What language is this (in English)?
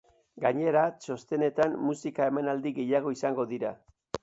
Basque